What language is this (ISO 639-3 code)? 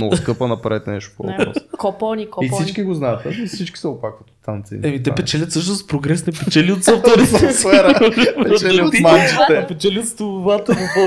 bul